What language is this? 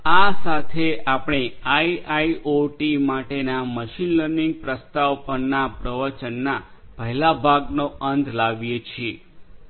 Gujarati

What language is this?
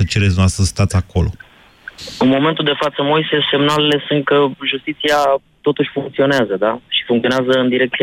Romanian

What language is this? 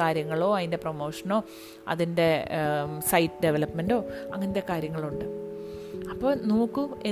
Malayalam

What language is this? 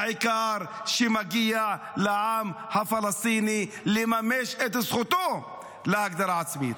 Hebrew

